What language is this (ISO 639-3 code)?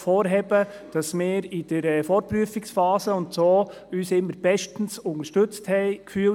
gsw